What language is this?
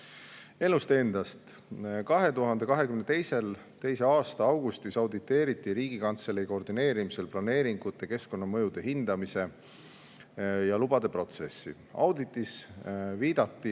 Estonian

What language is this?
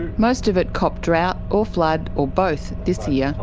English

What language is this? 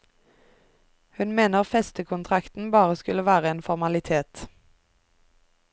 Norwegian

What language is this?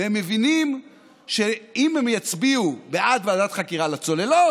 Hebrew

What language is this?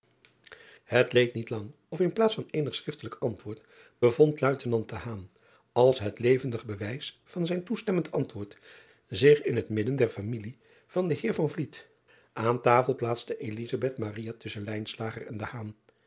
Dutch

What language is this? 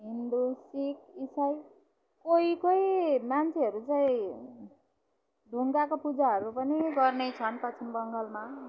Nepali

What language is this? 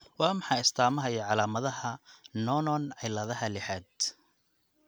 Somali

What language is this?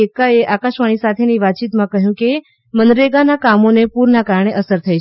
Gujarati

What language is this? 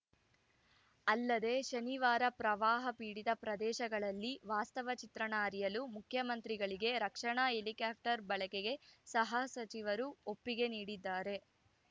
Kannada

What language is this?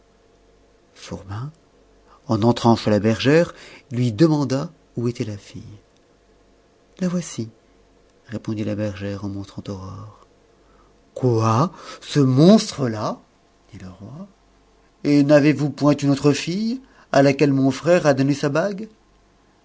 French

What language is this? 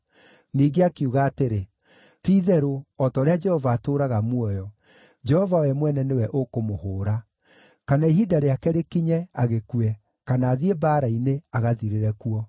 Kikuyu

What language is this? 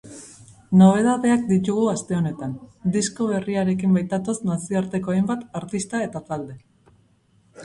Basque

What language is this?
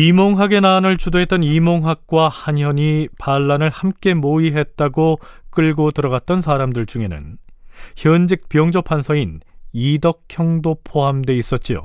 Korean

